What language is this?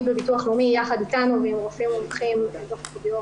Hebrew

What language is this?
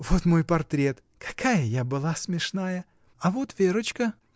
Russian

